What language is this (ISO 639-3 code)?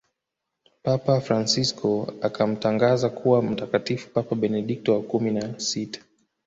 swa